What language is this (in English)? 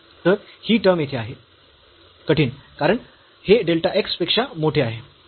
Marathi